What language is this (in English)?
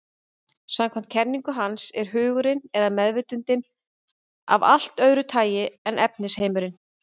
Icelandic